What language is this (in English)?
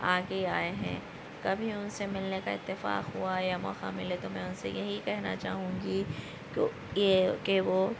Urdu